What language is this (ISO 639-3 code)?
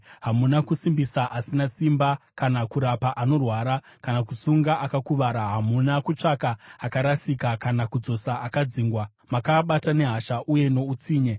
sna